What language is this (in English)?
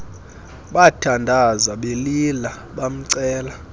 Xhosa